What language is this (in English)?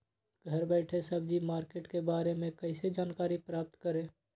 Magahi